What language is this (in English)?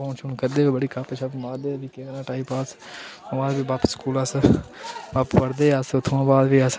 Dogri